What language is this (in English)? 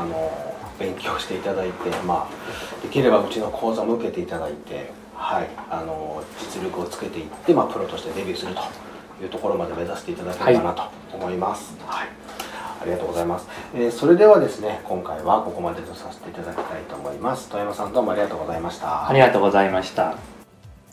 Japanese